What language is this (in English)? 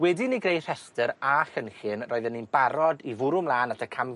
Welsh